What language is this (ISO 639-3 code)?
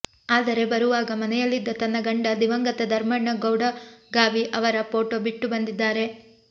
kan